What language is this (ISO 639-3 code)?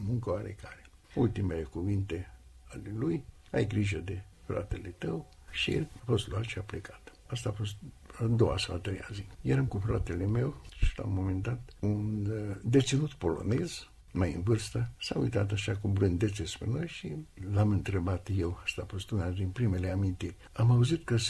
ron